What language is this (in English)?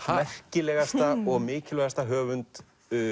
Icelandic